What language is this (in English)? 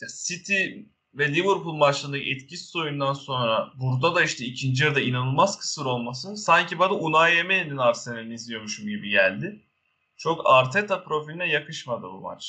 Turkish